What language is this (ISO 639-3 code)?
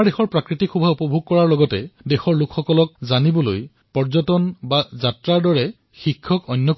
asm